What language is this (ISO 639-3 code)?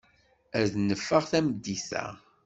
kab